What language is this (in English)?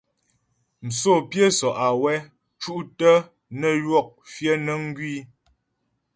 Ghomala